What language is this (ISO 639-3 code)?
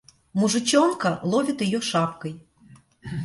rus